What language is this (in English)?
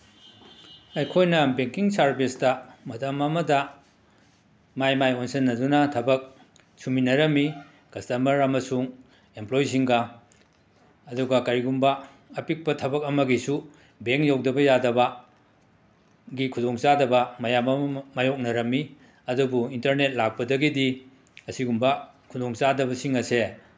Manipuri